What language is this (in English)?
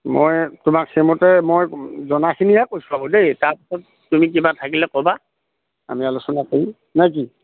Assamese